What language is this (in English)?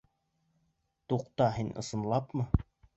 Bashkir